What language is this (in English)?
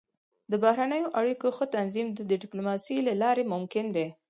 Pashto